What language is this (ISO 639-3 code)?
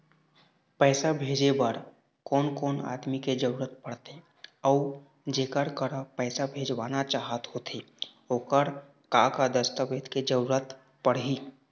hne